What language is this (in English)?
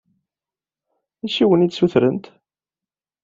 Kabyle